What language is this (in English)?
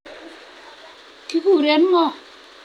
Kalenjin